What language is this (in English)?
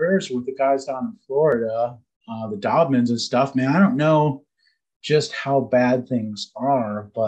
English